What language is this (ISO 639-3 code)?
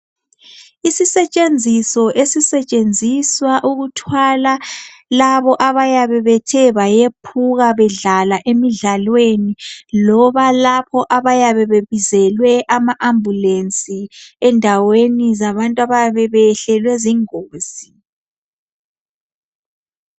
nde